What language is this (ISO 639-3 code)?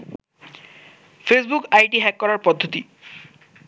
ben